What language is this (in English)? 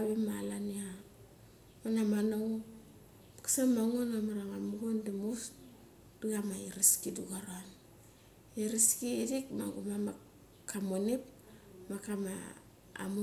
Mali